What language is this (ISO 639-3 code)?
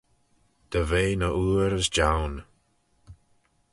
glv